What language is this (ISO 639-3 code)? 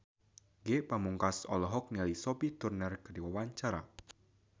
sun